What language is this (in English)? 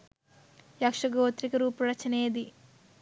Sinhala